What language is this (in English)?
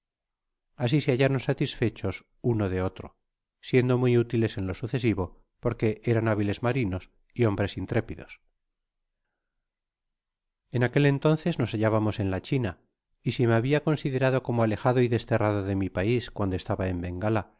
Spanish